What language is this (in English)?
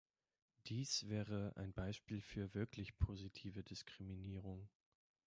German